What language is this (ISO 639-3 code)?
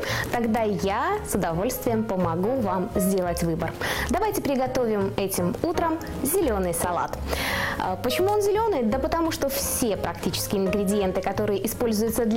rus